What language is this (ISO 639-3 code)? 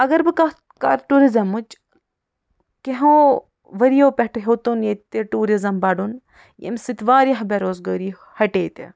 kas